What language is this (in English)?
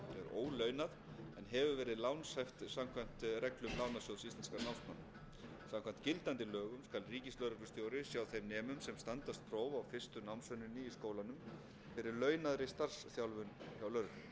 Icelandic